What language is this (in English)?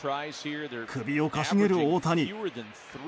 Japanese